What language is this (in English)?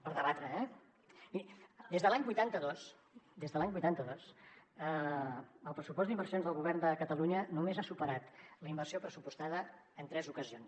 Catalan